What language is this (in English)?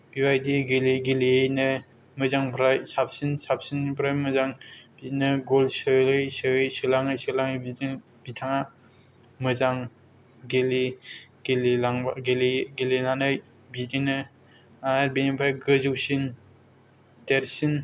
Bodo